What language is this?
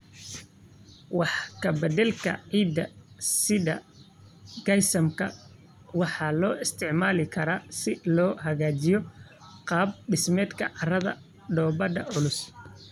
Somali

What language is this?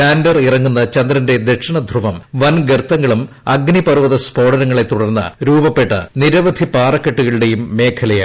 Malayalam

